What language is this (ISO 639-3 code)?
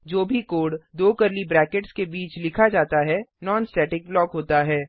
hin